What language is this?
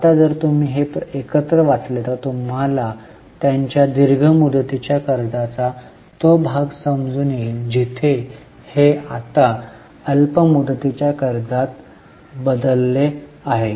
Marathi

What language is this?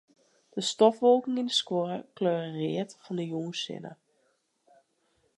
Western Frisian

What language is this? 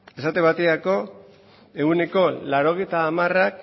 Basque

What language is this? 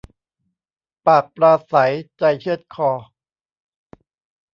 Thai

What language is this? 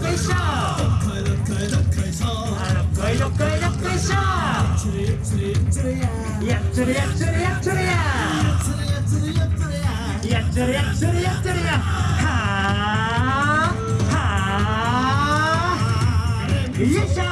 Japanese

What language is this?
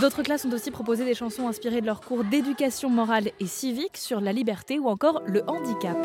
French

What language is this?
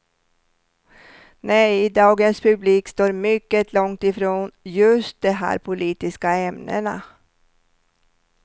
Swedish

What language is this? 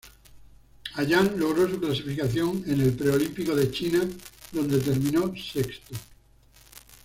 Spanish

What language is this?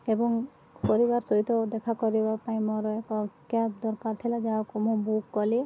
Odia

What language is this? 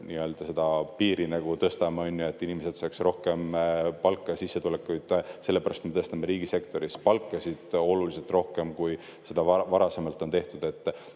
Estonian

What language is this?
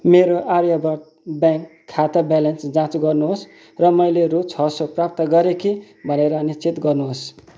Nepali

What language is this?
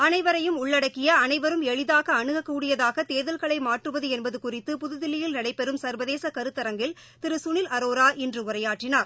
Tamil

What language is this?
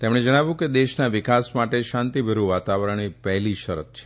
Gujarati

